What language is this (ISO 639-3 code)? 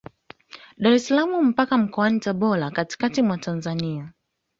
swa